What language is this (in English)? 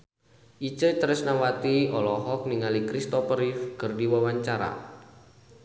Sundanese